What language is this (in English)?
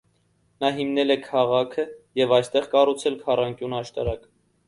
Armenian